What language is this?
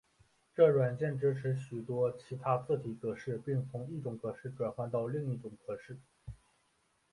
Chinese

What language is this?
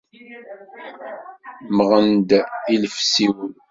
Kabyle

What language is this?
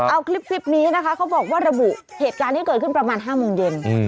Thai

